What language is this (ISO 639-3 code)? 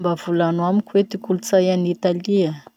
msh